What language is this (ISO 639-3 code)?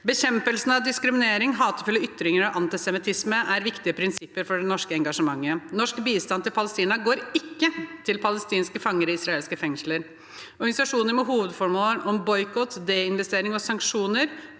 nor